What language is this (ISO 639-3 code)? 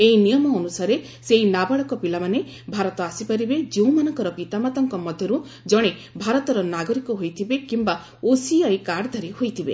ori